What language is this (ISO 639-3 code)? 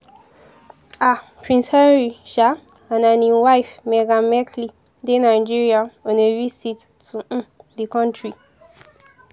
pcm